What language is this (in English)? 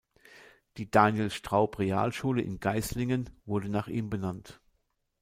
German